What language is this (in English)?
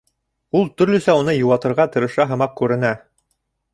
Bashkir